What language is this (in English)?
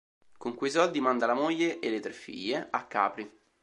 Italian